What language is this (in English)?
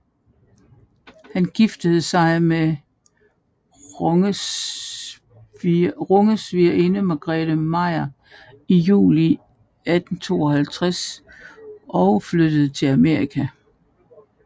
Danish